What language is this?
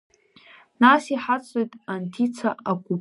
Abkhazian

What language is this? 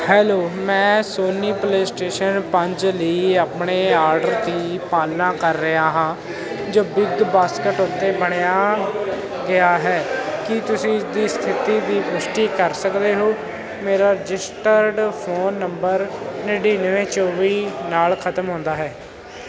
Punjabi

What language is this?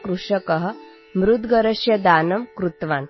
English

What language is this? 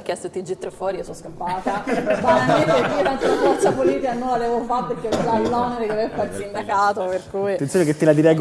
Italian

